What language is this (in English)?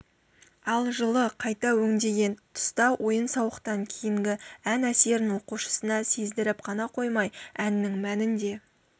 Kazakh